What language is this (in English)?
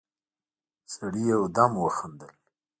Pashto